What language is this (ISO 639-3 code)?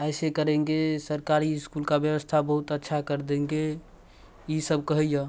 mai